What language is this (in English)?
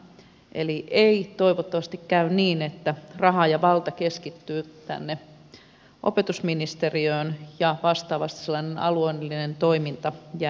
Finnish